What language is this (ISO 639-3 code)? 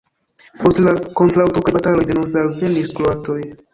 epo